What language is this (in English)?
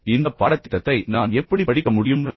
Tamil